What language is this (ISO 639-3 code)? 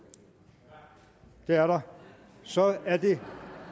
dan